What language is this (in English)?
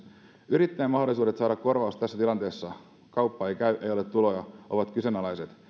Finnish